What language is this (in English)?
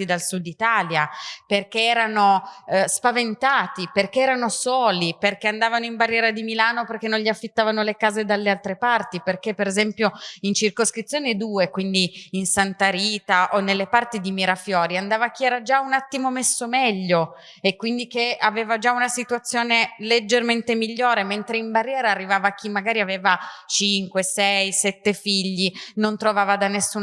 Italian